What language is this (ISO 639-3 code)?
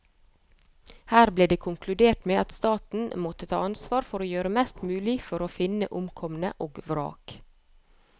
nor